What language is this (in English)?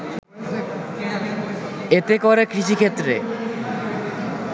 Bangla